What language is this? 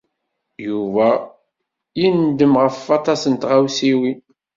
Kabyle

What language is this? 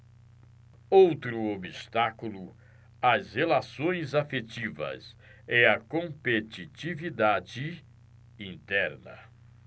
Portuguese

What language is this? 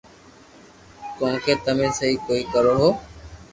Loarki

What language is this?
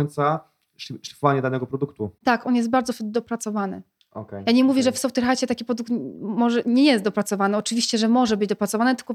Polish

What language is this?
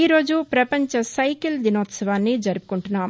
Telugu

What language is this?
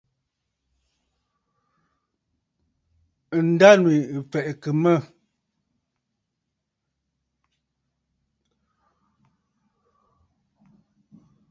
Bafut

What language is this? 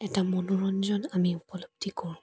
Assamese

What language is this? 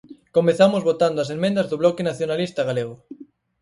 Galician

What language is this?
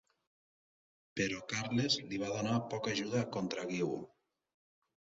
Catalan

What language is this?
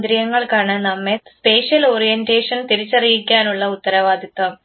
Malayalam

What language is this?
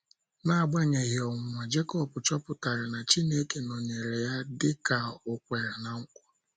Igbo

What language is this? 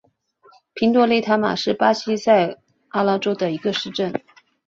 Chinese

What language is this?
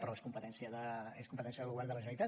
Catalan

